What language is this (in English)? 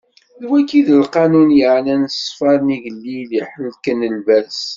Kabyle